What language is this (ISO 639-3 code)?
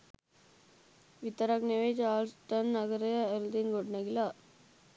sin